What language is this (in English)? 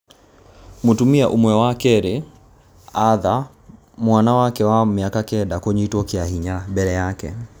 Kikuyu